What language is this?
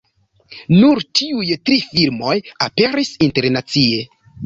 Esperanto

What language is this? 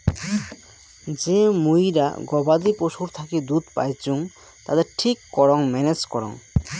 Bangla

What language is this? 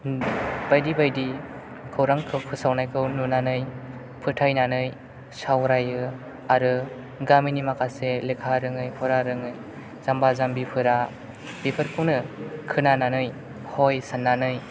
Bodo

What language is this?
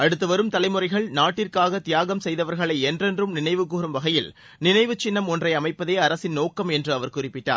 Tamil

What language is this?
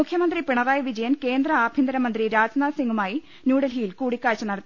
Malayalam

